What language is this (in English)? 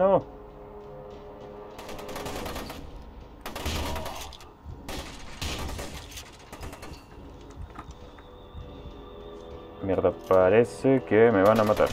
Spanish